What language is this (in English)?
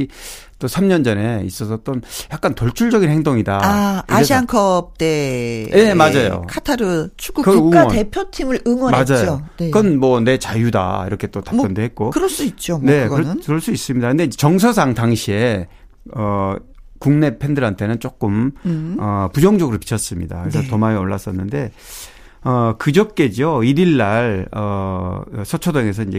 Korean